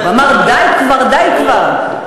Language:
Hebrew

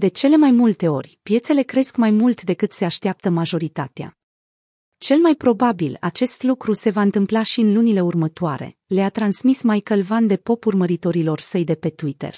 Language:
Romanian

